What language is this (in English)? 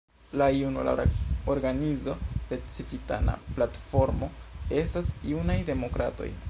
Esperanto